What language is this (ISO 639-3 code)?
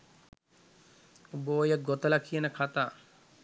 sin